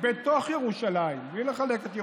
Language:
Hebrew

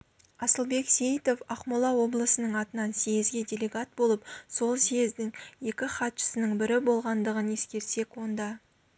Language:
Kazakh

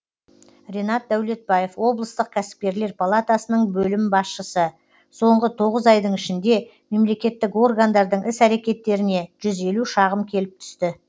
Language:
Kazakh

